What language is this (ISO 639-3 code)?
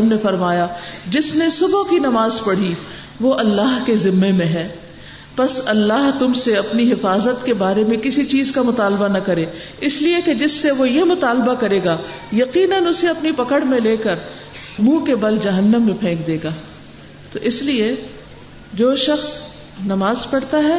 urd